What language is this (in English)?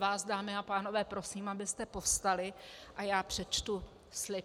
Czech